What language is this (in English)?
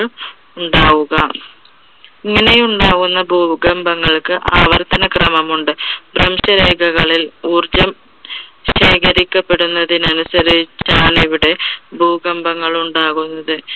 Malayalam